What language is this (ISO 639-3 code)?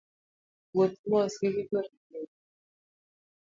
luo